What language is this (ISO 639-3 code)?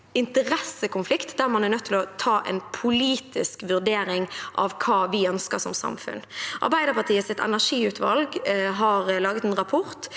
nor